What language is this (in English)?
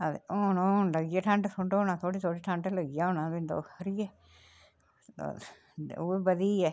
Dogri